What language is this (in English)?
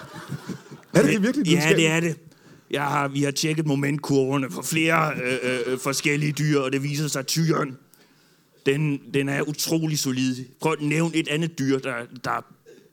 Danish